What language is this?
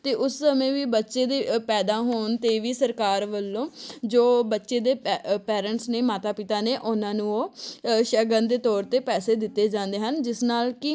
Punjabi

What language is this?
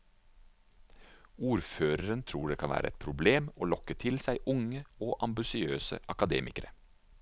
Norwegian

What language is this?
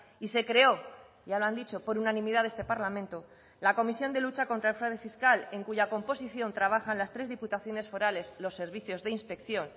Spanish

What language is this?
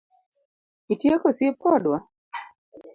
Luo (Kenya and Tanzania)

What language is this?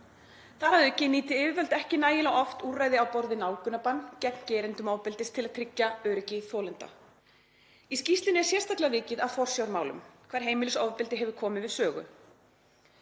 Icelandic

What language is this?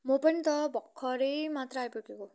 Nepali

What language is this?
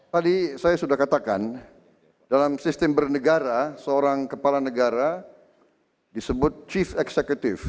Indonesian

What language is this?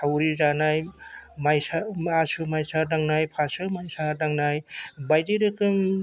Bodo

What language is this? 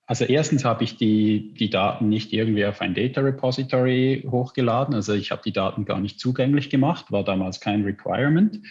German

